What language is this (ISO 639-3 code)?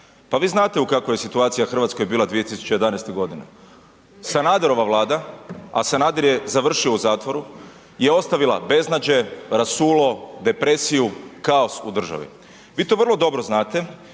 hrv